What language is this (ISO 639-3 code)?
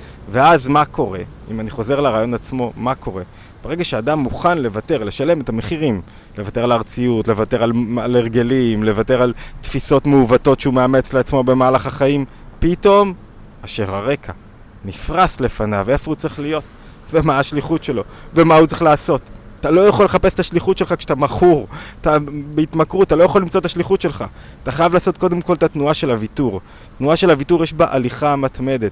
heb